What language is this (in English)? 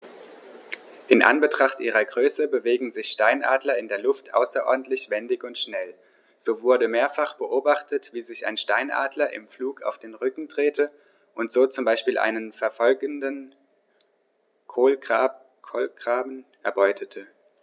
German